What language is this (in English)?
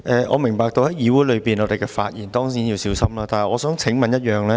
Cantonese